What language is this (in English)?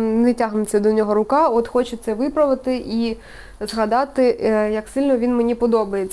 Ukrainian